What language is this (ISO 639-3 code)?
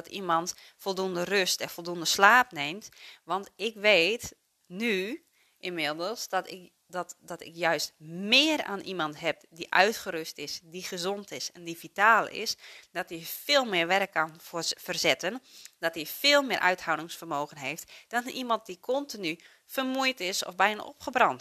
nld